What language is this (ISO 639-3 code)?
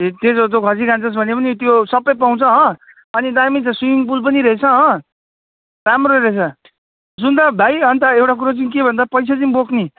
nep